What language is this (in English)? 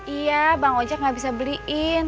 Indonesian